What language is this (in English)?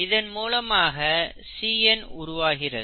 Tamil